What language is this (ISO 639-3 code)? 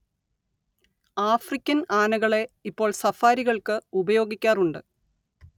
mal